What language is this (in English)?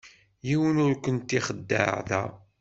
Kabyle